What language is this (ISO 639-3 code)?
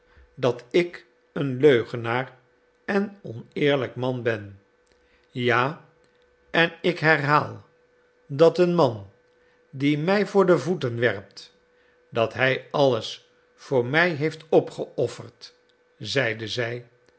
nld